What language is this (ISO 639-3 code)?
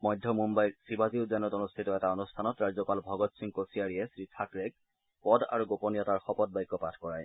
asm